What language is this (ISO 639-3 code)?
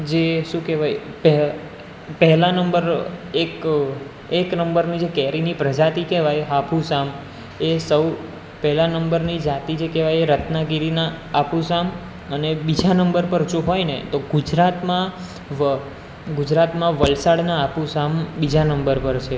guj